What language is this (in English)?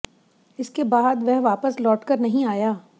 Hindi